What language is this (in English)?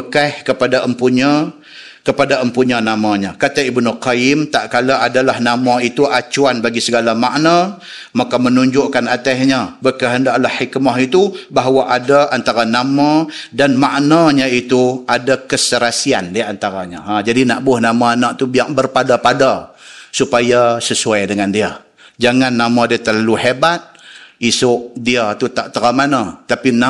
Malay